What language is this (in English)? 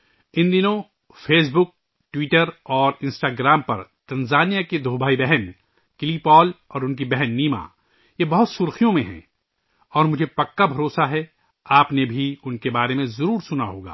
Urdu